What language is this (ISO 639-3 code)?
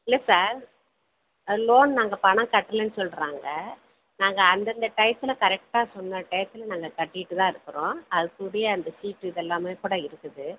tam